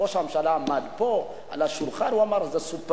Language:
Hebrew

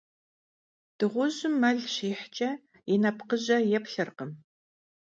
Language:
Kabardian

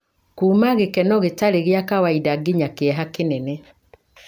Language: Kikuyu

